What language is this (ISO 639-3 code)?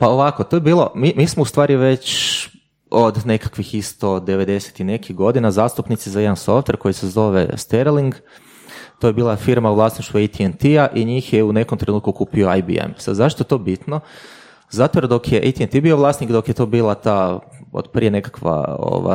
hrv